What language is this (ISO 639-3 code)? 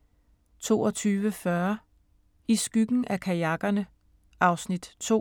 dan